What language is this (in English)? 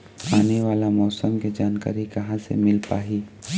Chhattisgarhi